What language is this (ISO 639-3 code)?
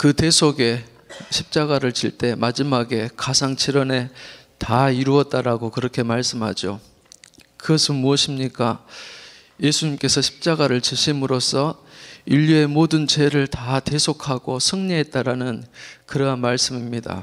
kor